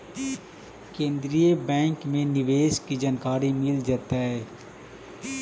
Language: Magahi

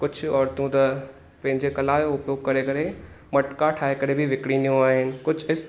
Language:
Sindhi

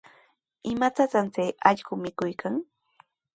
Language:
Sihuas Ancash Quechua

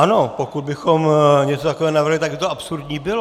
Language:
Czech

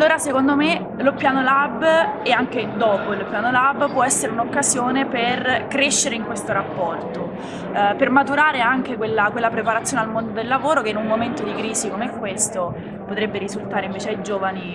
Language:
Italian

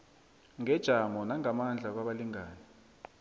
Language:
South Ndebele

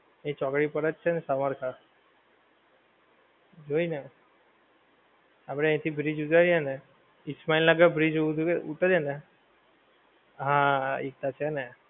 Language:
Gujarati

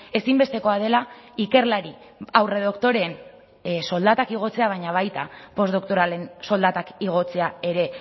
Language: Basque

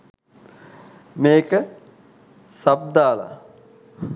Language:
Sinhala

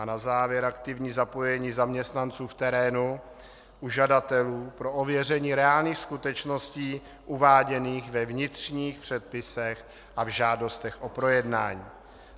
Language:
Czech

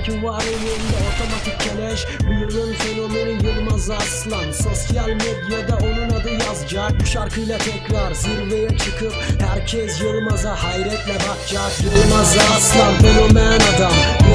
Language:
Turkish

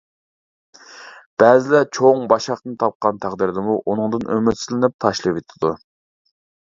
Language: Uyghur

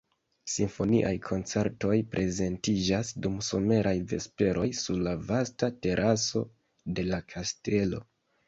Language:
Esperanto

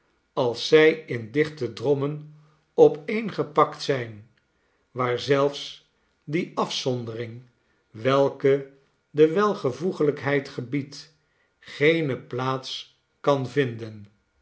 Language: Dutch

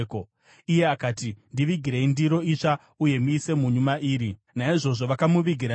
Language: Shona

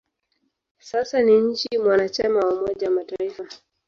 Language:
Swahili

